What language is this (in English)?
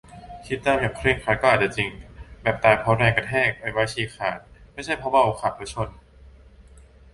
Thai